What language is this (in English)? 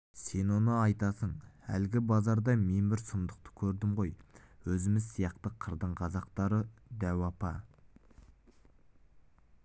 Kazakh